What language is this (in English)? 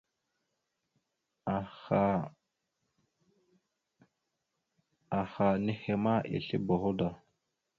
Mada (Cameroon)